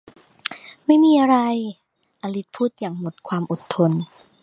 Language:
Thai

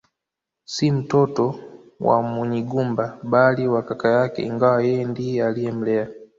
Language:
Swahili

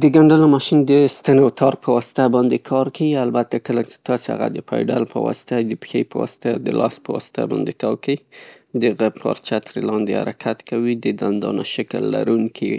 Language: Pashto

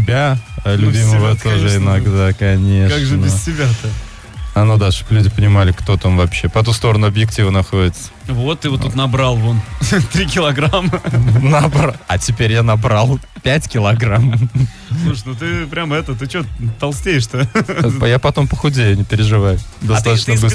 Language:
Russian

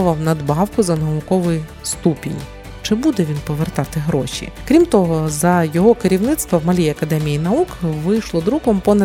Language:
Ukrainian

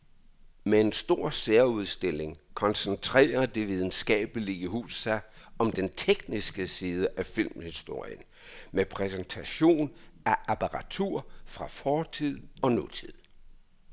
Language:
Danish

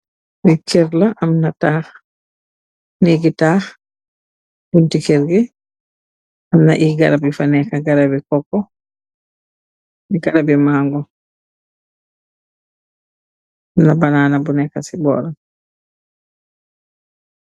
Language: Wolof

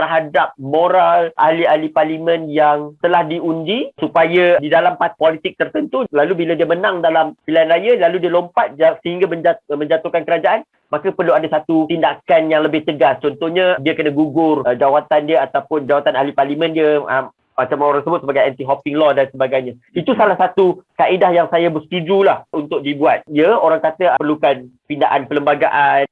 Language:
Malay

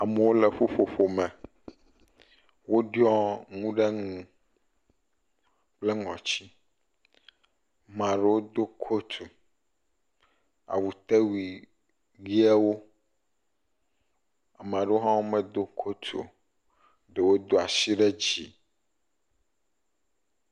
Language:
Ewe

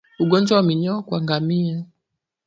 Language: Swahili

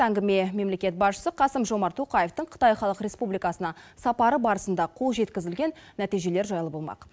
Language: Kazakh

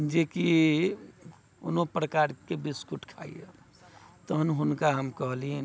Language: Maithili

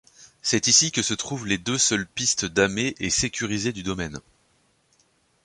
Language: French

